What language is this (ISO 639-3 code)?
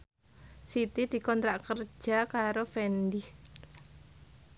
jav